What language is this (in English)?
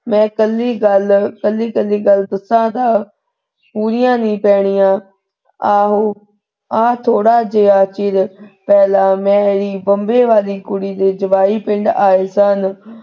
Punjabi